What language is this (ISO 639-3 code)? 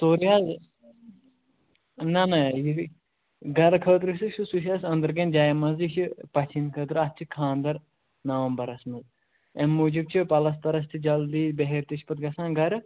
kas